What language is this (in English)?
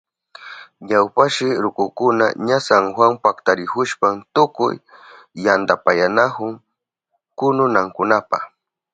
Southern Pastaza Quechua